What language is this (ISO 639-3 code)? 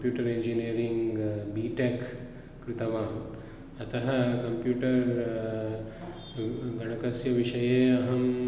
san